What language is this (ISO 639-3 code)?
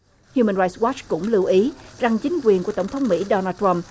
vie